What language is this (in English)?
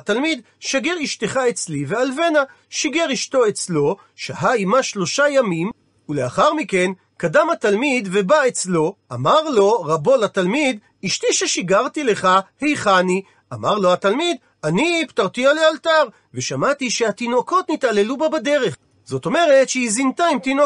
Hebrew